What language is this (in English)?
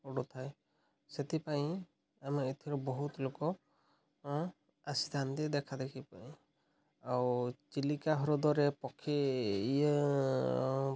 Odia